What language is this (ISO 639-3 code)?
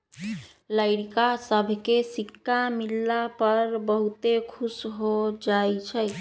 mag